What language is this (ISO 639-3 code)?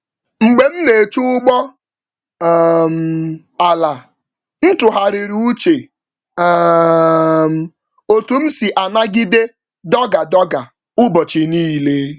ibo